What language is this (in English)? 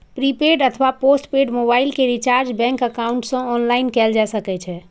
Maithili